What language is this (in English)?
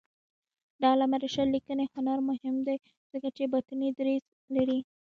Pashto